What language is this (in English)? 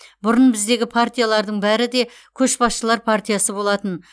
Kazakh